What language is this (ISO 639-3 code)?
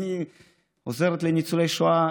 heb